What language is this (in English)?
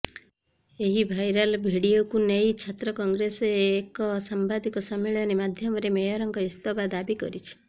Odia